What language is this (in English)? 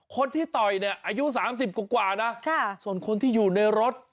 Thai